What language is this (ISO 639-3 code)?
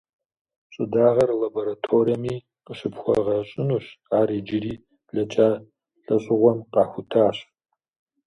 kbd